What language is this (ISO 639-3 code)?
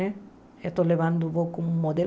por